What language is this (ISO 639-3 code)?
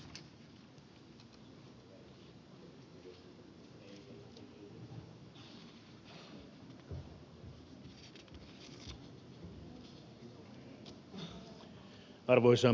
fin